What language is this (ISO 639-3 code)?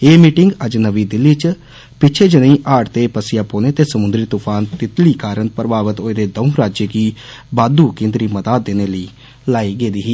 doi